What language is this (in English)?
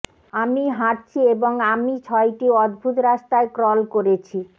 Bangla